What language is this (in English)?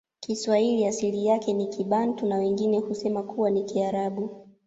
Swahili